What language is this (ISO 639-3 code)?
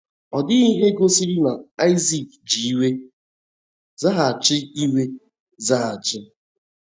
ibo